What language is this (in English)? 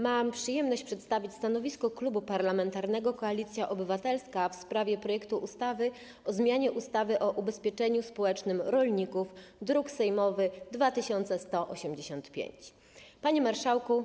Polish